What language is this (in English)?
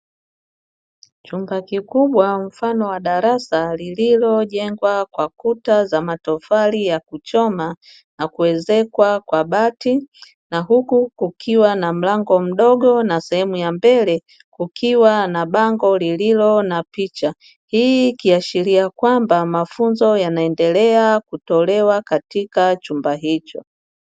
Swahili